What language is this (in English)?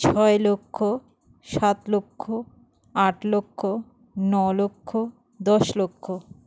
Bangla